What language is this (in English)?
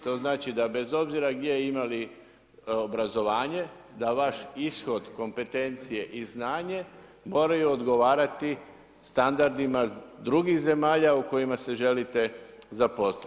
Croatian